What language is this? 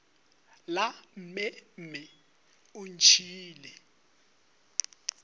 Northern Sotho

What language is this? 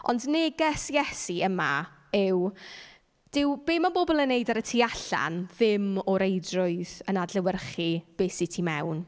Welsh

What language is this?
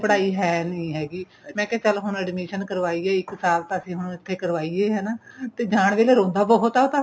Punjabi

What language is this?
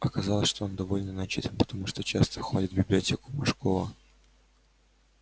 Russian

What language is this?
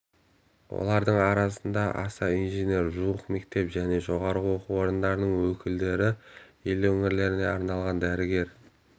Kazakh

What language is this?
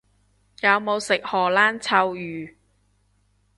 Cantonese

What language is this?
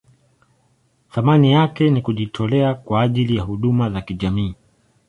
Swahili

